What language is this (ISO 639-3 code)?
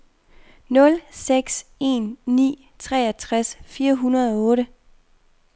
dan